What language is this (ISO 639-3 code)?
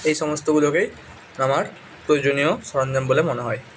ben